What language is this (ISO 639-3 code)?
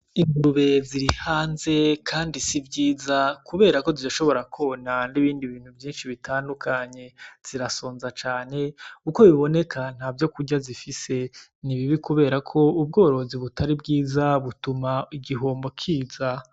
run